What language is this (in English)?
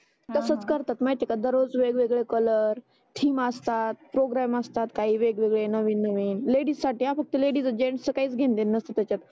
Marathi